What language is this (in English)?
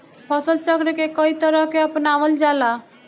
Bhojpuri